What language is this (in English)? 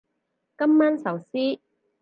Cantonese